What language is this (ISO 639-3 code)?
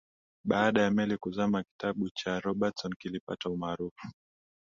swa